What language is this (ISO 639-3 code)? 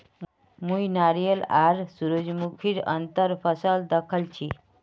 mag